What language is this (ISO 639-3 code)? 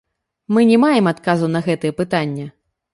bel